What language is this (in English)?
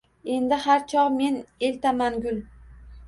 Uzbek